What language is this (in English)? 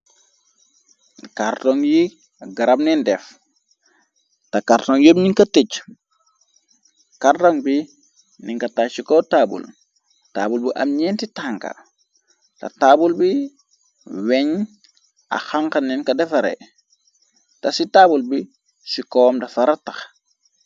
Wolof